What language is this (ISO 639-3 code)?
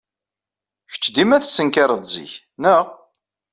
kab